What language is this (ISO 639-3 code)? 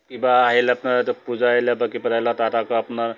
asm